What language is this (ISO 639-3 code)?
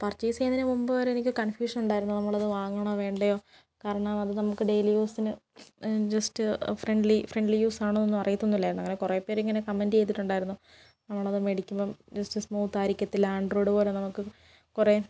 mal